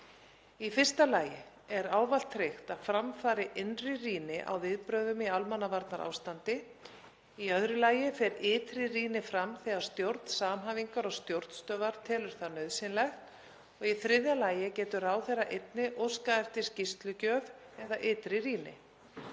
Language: Icelandic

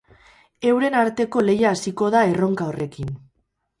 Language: Basque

